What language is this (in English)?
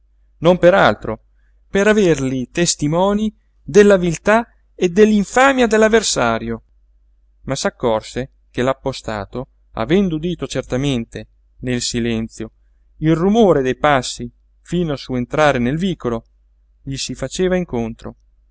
Italian